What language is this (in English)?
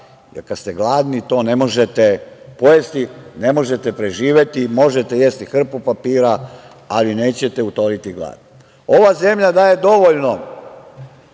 Serbian